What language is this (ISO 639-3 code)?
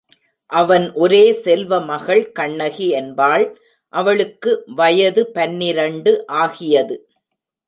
tam